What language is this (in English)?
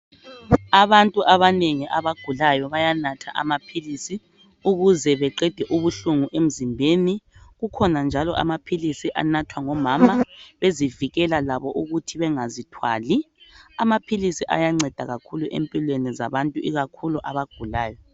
North Ndebele